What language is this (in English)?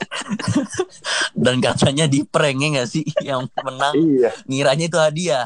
Indonesian